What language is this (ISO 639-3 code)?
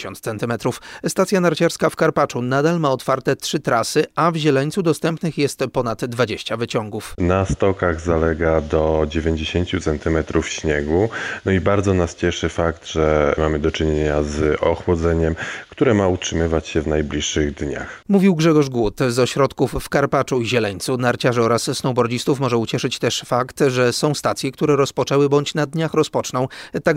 pol